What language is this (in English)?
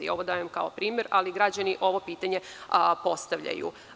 Serbian